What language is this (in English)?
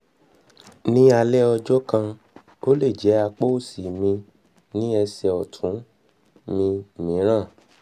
Yoruba